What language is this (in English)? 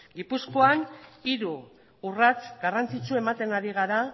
Basque